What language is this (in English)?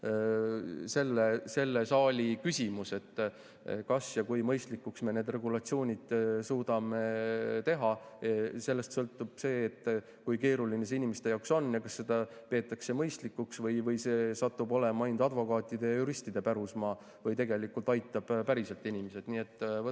Estonian